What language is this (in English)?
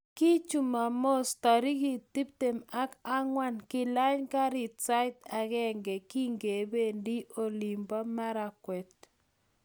Kalenjin